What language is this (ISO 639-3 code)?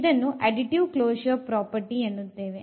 kan